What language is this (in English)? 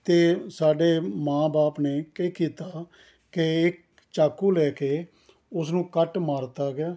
Punjabi